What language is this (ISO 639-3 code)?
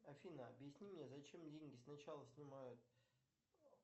rus